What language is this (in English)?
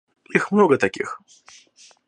Russian